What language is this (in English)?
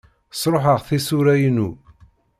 Kabyle